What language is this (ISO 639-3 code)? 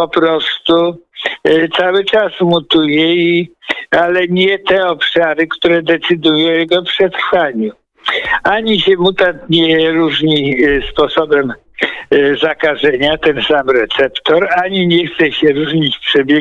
pol